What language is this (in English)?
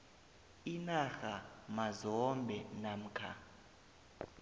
South Ndebele